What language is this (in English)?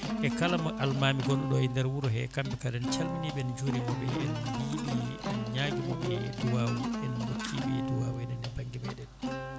Fula